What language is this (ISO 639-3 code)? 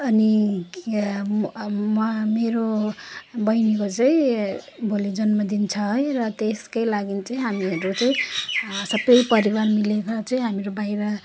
nep